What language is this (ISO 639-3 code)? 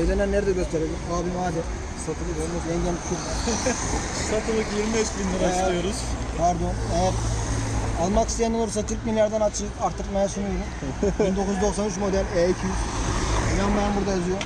tur